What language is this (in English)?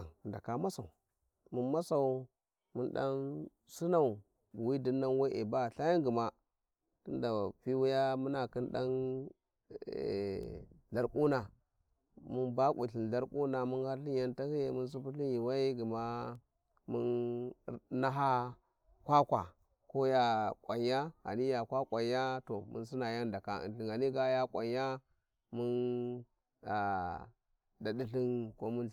Warji